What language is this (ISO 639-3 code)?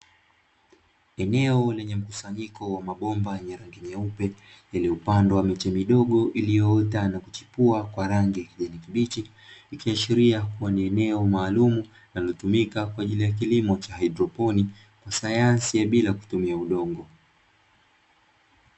swa